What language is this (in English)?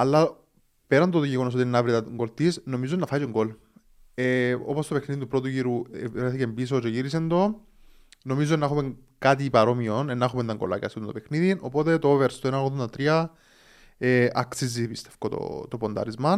Greek